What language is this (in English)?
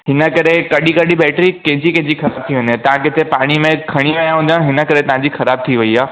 Sindhi